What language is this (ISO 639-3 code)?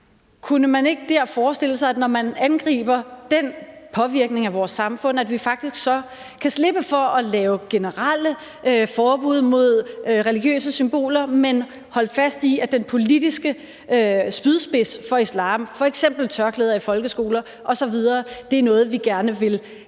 dan